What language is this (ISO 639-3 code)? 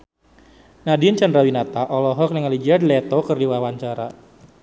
sun